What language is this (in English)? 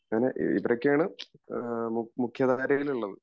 Malayalam